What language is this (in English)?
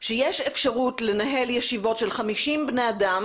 Hebrew